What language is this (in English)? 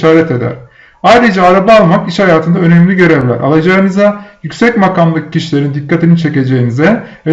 Turkish